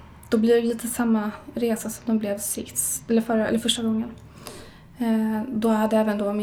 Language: Swedish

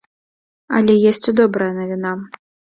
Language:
Belarusian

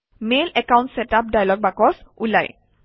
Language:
Assamese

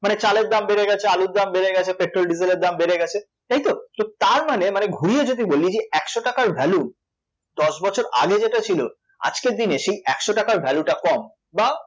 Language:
Bangla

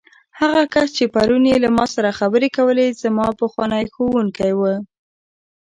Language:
Pashto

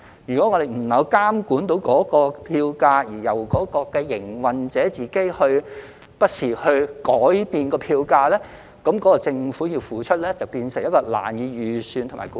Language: Cantonese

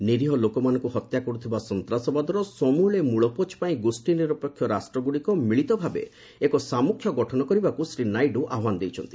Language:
Odia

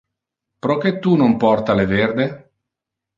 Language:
Interlingua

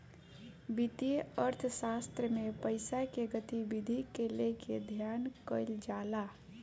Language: Bhojpuri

